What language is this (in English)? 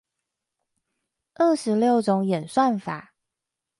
Chinese